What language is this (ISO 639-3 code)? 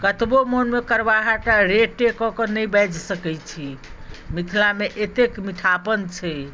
mai